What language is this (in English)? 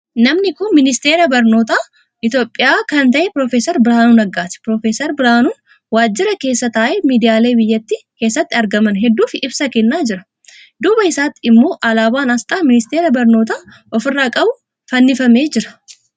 Oromo